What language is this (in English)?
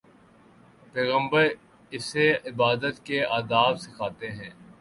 Urdu